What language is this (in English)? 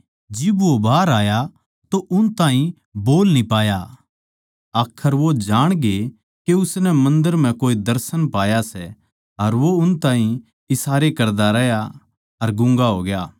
Haryanvi